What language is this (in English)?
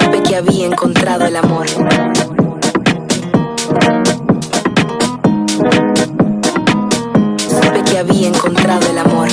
Spanish